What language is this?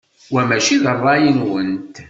Kabyle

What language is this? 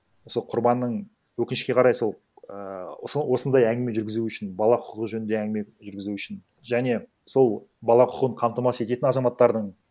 Kazakh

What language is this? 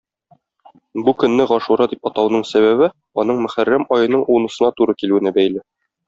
Tatar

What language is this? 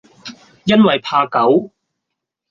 Cantonese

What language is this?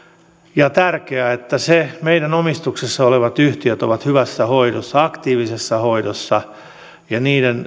Finnish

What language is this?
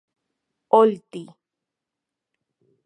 Central Puebla Nahuatl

